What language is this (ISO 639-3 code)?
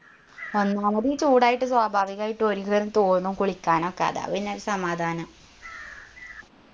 mal